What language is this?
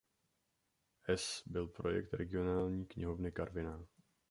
Czech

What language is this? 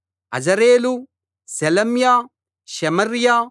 Telugu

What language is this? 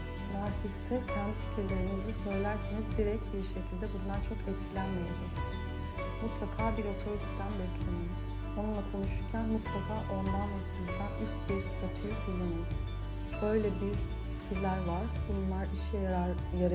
Turkish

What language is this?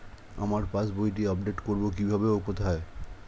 Bangla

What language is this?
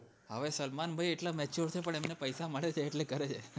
Gujarati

